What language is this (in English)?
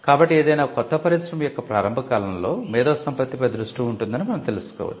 Telugu